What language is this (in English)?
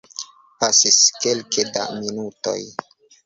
Esperanto